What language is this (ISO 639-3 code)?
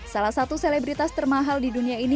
ind